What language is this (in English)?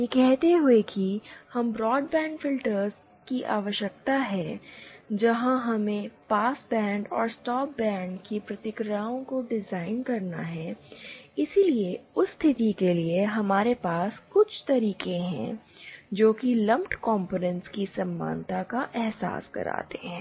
Hindi